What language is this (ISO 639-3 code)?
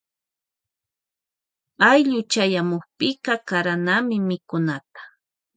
qvj